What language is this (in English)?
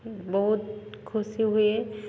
Odia